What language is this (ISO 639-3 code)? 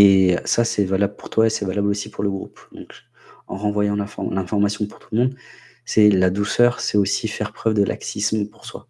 fra